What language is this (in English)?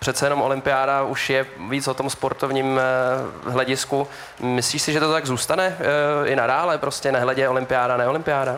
Czech